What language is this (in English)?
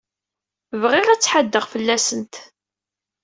Kabyle